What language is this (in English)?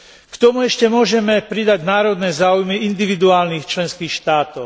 Slovak